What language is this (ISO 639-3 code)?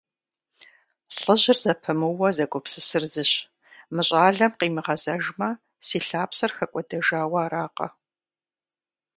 kbd